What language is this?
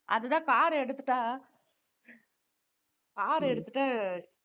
Tamil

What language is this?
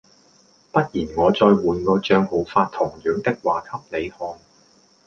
Cantonese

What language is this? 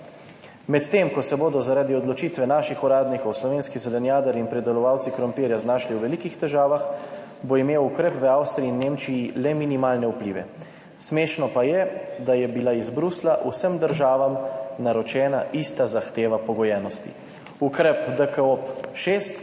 Slovenian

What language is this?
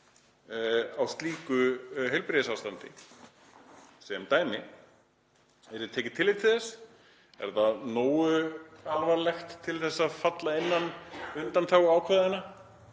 Icelandic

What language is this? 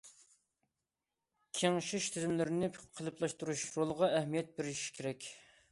Uyghur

